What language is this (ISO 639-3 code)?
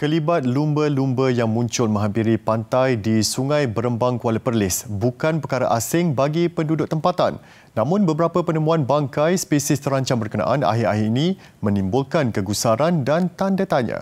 msa